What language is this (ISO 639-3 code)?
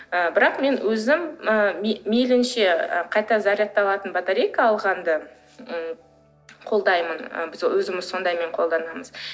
kaz